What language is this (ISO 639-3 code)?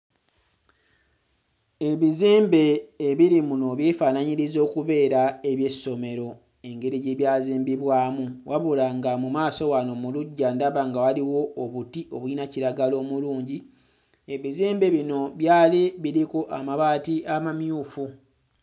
lug